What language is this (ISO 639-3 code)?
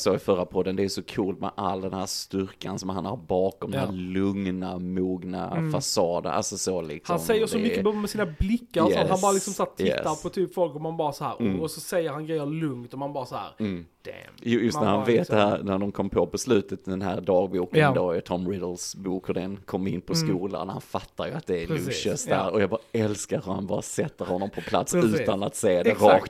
swe